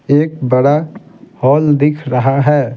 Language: Hindi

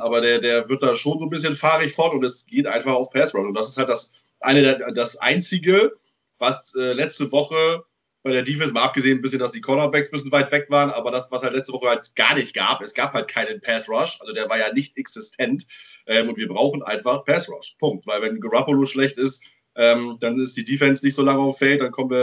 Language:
German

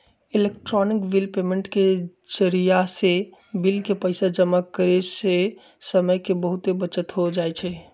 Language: Magahi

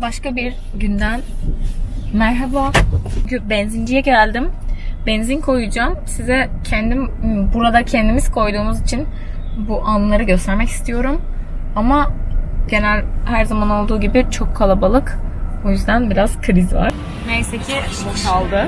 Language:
Turkish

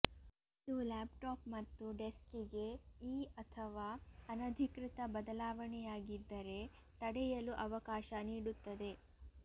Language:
Kannada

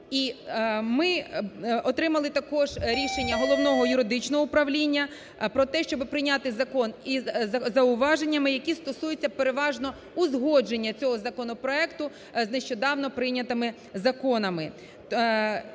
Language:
Ukrainian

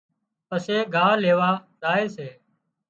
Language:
Wadiyara Koli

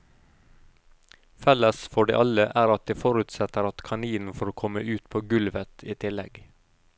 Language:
Norwegian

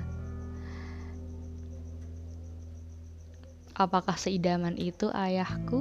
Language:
Indonesian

